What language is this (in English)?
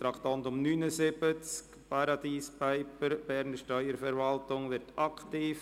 Swiss German